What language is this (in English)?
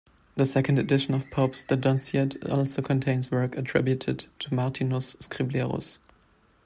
English